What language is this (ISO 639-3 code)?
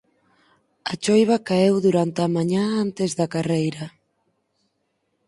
glg